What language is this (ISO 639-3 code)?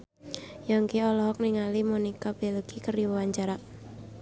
sun